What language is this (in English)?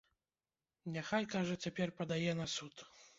Belarusian